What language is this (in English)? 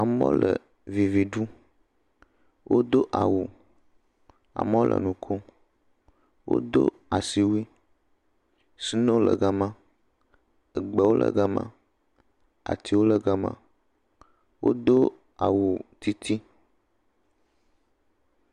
Ewe